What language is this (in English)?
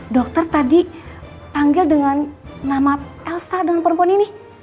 Indonesian